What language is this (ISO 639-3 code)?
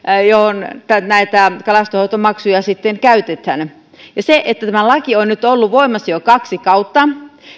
fin